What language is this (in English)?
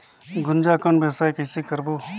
Chhattisgarhi